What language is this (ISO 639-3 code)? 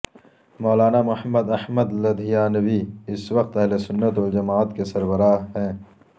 urd